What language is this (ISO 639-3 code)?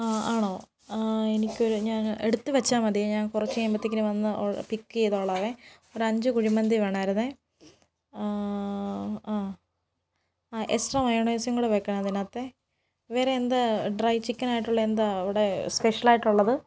mal